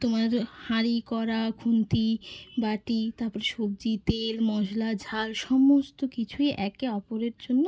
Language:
Bangla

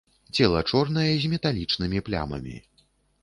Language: Belarusian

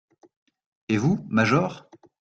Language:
French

